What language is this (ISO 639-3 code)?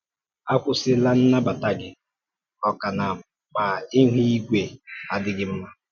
ibo